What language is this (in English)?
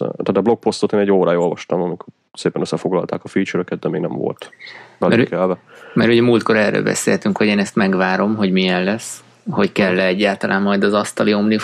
Hungarian